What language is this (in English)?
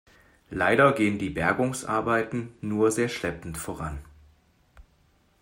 German